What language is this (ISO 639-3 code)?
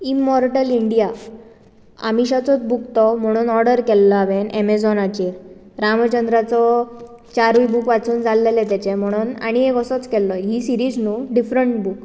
kok